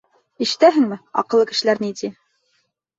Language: Bashkir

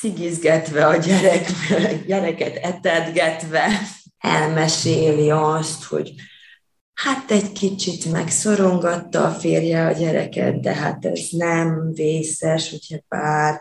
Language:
Hungarian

